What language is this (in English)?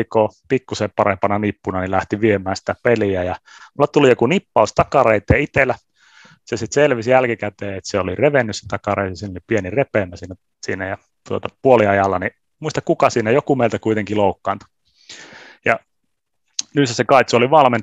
Finnish